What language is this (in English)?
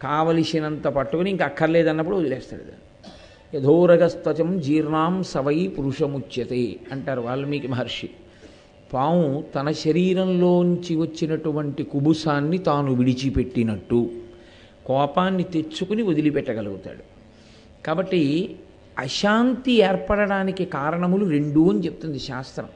Telugu